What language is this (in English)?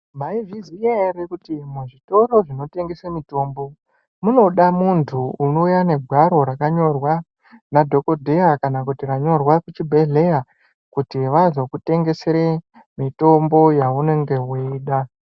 Ndau